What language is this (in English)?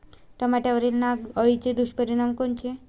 Marathi